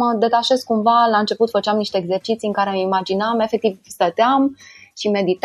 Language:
Romanian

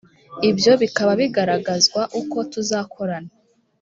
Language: Kinyarwanda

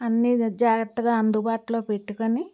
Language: Telugu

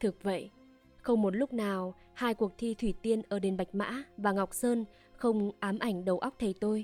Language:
Vietnamese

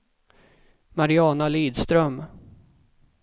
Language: Swedish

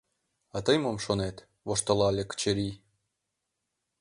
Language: Mari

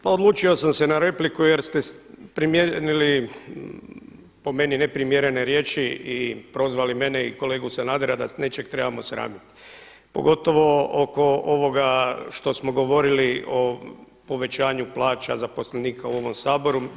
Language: Croatian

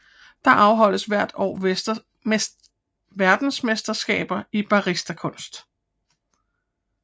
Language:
Danish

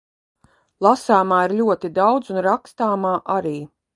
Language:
Latvian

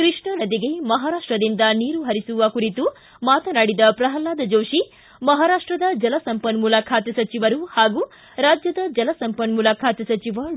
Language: Kannada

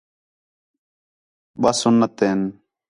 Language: Khetrani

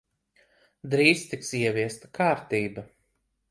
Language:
Latvian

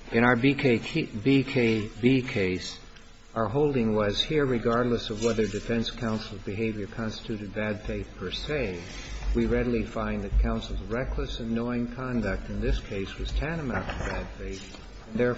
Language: English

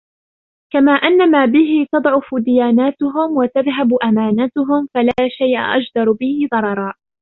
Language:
Arabic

